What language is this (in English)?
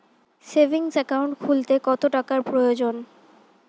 Bangla